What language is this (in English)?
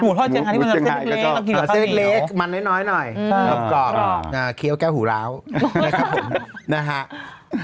Thai